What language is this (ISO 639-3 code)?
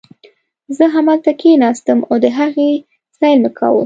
pus